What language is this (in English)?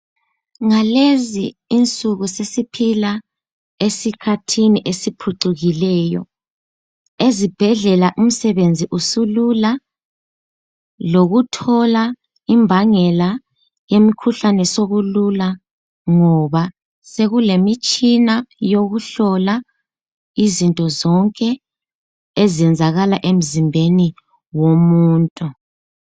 North Ndebele